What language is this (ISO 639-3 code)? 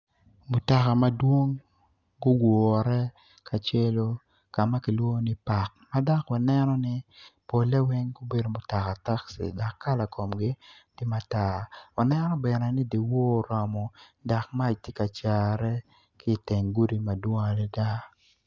ach